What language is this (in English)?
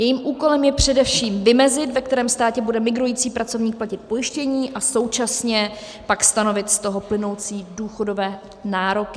Czech